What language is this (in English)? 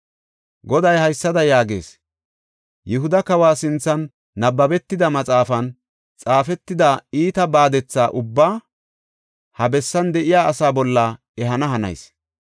Gofa